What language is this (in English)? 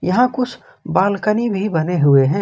Hindi